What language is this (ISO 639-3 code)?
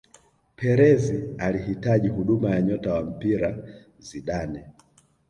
swa